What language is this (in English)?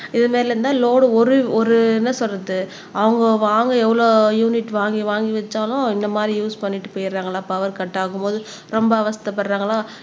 Tamil